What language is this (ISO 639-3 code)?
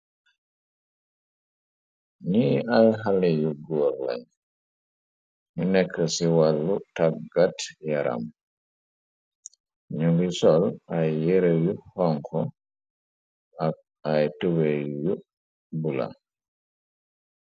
wol